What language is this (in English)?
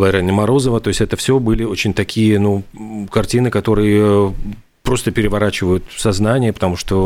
Russian